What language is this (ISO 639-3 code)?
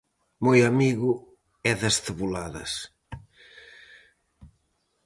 glg